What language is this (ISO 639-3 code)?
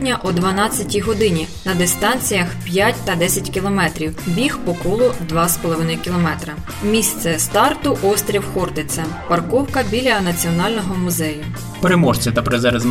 ukr